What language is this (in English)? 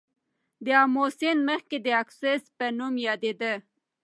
Pashto